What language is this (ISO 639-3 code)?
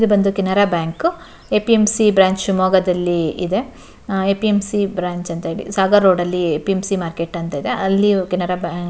kan